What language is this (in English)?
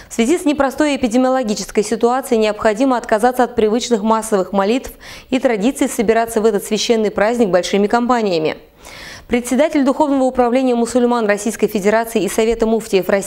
Russian